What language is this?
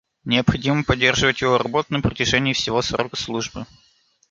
Russian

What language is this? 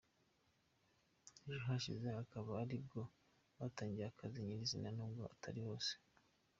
Kinyarwanda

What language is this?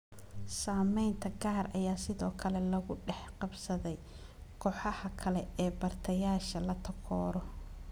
Somali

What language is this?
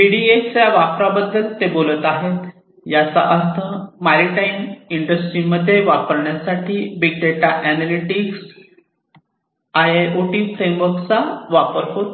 Marathi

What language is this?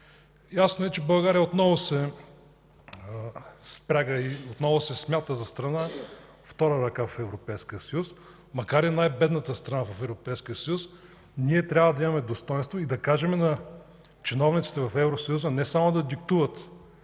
Bulgarian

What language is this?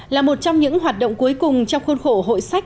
Vietnamese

